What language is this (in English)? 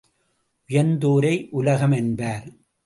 Tamil